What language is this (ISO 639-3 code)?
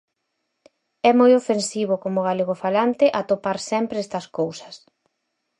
glg